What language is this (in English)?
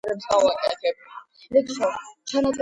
Georgian